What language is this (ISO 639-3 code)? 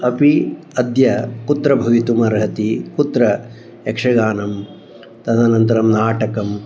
san